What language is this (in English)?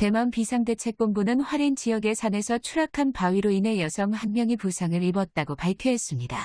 Korean